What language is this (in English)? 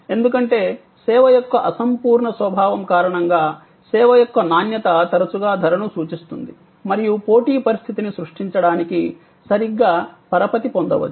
Telugu